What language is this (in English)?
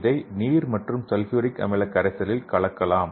Tamil